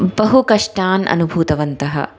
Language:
Sanskrit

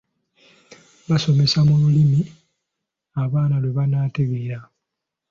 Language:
Ganda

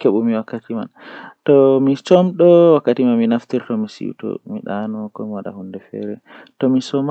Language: Western Niger Fulfulde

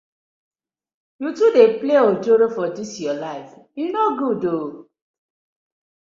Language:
Nigerian Pidgin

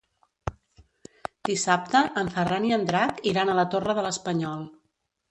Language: Catalan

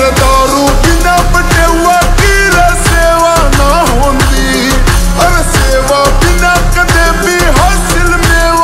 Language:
Arabic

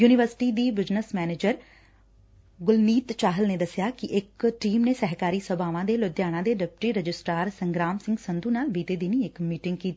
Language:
Punjabi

